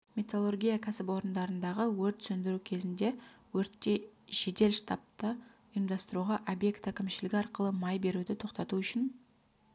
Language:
Kazakh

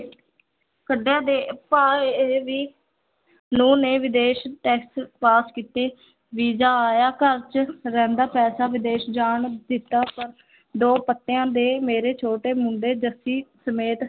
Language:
Punjabi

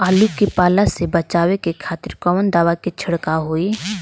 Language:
Bhojpuri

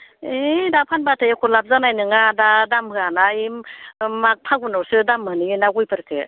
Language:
Bodo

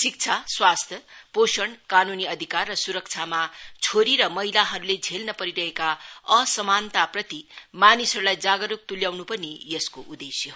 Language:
Nepali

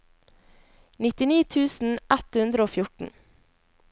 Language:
Norwegian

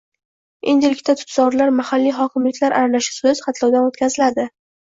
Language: Uzbek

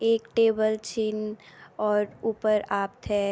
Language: Garhwali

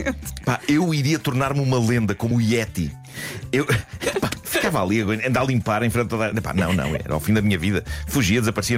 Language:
Portuguese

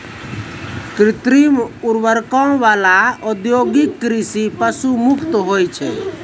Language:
Maithili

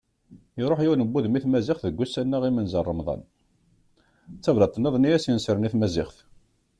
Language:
Kabyle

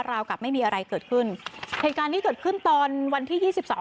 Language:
Thai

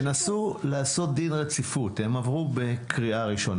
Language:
Hebrew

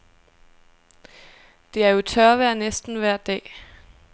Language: Danish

